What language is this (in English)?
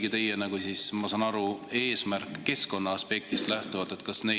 Estonian